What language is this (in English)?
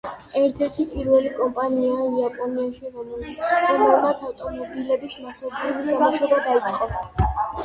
Georgian